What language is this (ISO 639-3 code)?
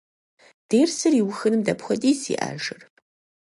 kbd